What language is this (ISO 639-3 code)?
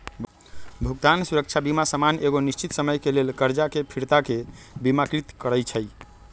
mag